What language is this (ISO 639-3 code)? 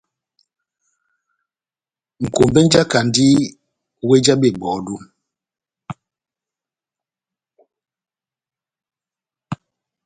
bnm